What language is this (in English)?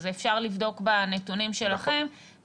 Hebrew